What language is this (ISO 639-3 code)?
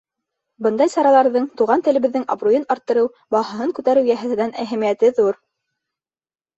bak